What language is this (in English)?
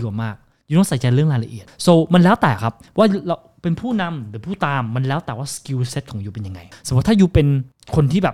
Thai